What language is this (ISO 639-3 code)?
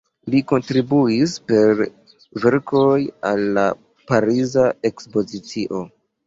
epo